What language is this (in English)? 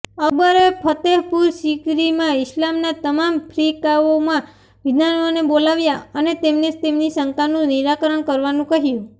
Gujarati